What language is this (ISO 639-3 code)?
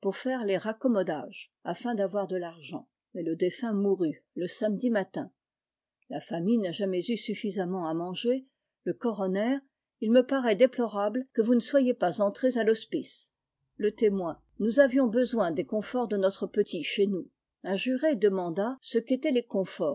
fra